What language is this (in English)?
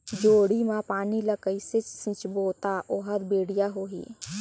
Chhattisgarhi